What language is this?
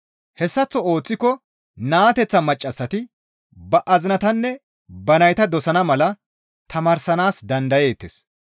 Gamo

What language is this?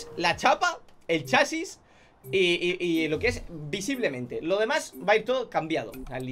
Spanish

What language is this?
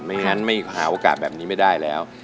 Thai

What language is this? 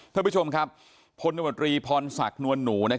Thai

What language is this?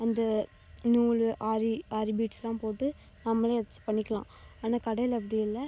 Tamil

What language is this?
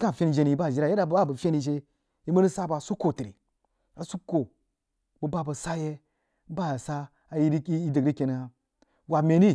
Jiba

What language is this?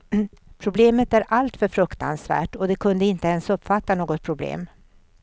Swedish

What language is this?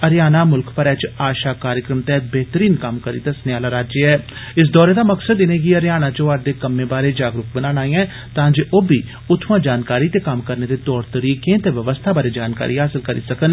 Dogri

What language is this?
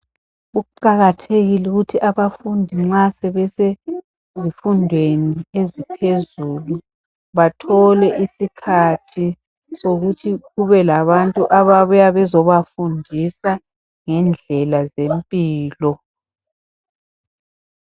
North Ndebele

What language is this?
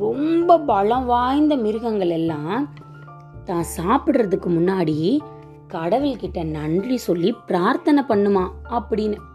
Tamil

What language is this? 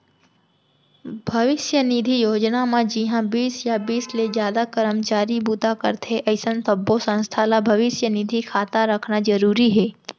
Chhattisgarhi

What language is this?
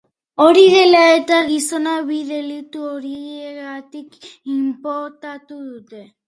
Basque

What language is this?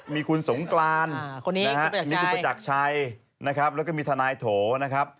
Thai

